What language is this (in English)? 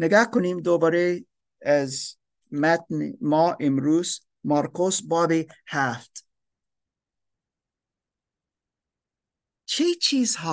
Persian